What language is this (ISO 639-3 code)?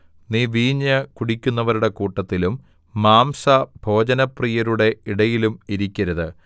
mal